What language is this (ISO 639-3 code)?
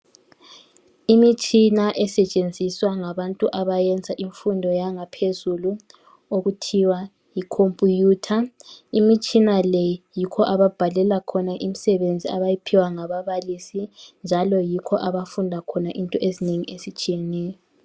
nde